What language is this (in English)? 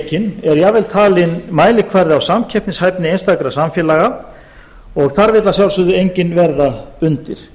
Icelandic